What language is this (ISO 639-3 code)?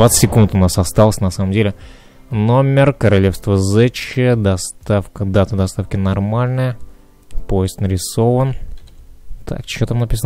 rus